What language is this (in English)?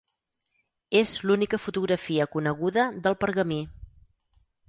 Catalan